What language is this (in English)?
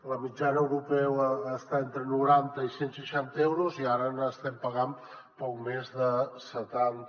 Catalan